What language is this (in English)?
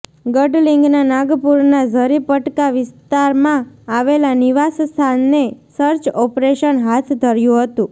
Gujarati